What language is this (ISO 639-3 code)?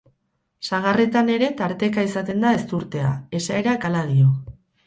eus